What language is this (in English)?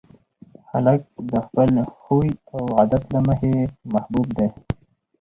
Pashto